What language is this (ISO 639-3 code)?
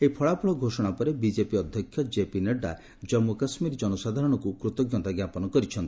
ori